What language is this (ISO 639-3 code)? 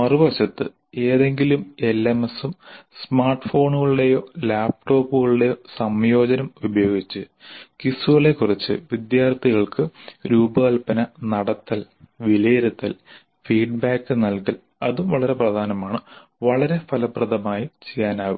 mal